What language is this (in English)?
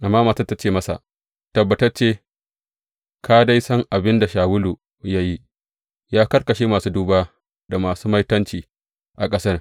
Hausa